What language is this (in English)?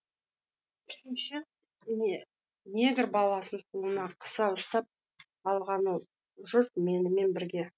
Kazakh